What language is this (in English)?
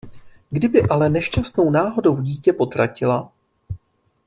Czech